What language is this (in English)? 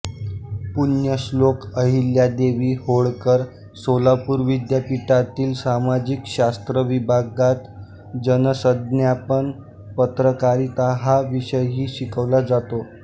Marathi